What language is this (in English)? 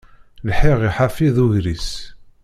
Kabyle